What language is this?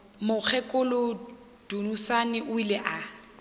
Northern Sotho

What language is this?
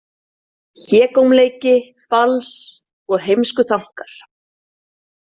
Icelandic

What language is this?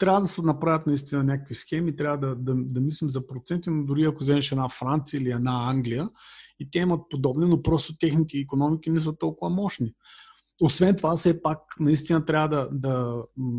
Bulgarian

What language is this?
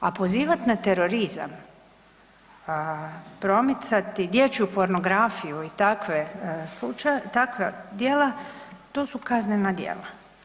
Croatian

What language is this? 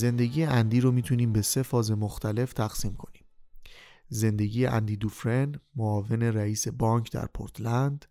Persian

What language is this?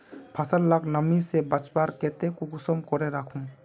Magahi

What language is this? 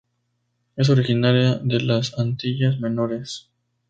Spanish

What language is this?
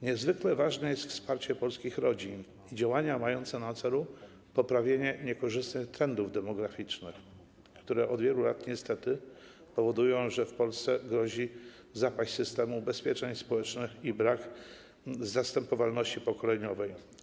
Polish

